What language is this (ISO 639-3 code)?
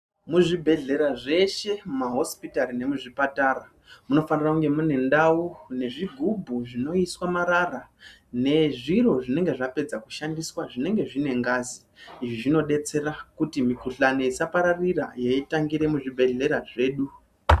ndc